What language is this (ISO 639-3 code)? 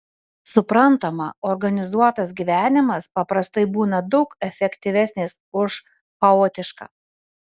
lit